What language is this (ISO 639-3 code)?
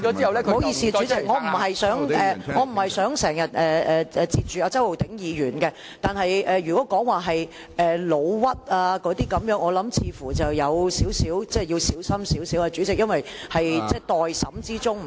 yue